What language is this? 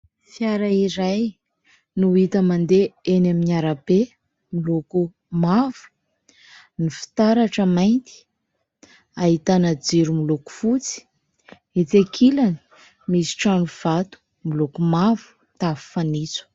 Malagasy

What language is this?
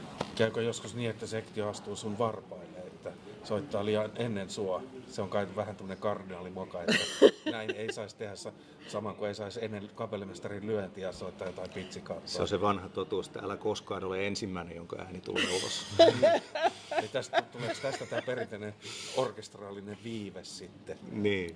Finnish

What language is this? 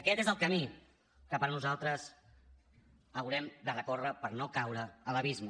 Catalan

